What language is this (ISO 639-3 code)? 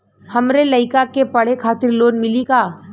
bho